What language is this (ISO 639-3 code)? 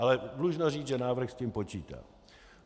ces